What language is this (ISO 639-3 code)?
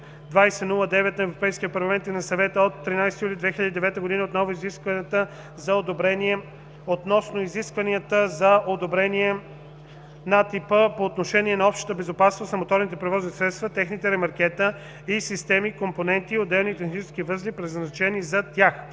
bul